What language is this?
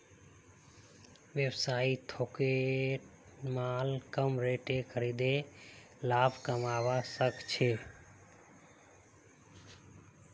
Magahi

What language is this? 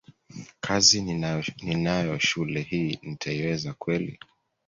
Swahili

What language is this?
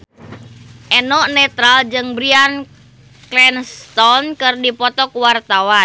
Sundanese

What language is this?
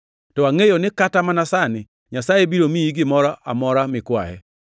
Luo (Kenya and Tanzania)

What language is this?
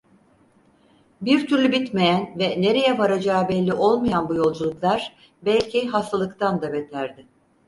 Turkish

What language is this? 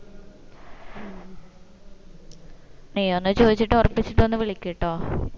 Malayalam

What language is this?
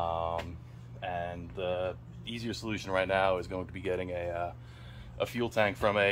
English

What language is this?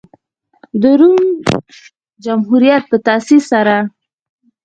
Pashto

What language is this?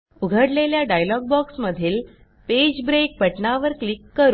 Marathi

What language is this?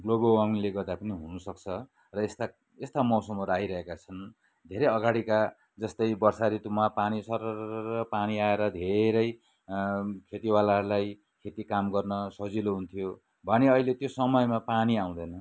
Nepali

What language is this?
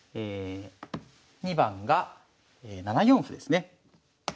Japanese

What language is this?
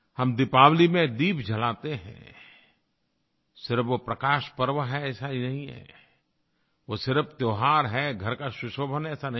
Hindi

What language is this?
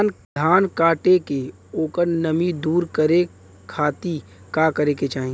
Bhojpuri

